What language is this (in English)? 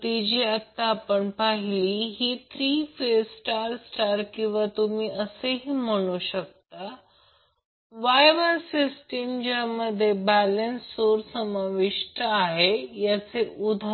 Marathi